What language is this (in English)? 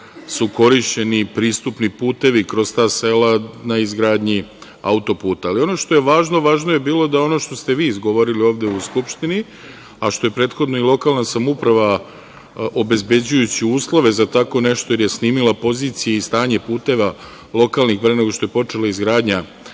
Serbian